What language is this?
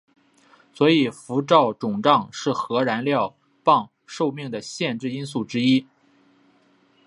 Chinese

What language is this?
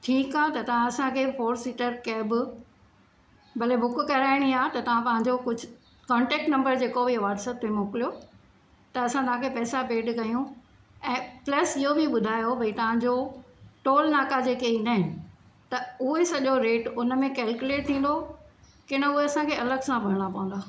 Sindhi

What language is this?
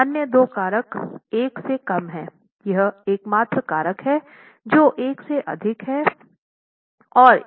Hindi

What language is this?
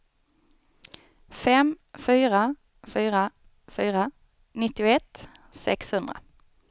Swedish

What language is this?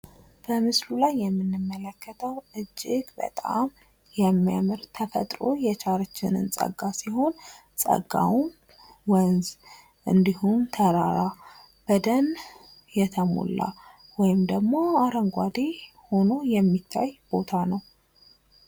Amharic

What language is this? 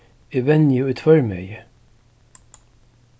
Faroese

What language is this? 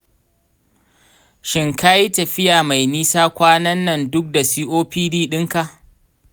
Hausa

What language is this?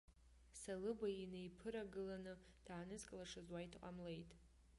Abkhazian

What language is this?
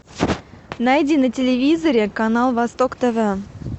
Russian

